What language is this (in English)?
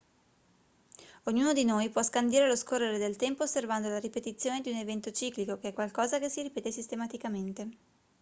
Italian